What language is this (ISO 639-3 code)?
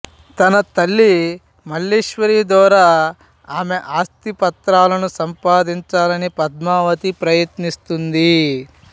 tel